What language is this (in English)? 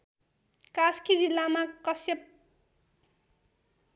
Nepali